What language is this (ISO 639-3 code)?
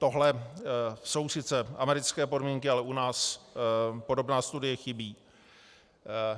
ces